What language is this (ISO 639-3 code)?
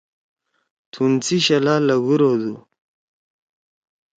trw